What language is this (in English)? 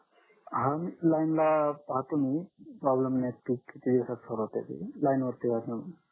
Marathi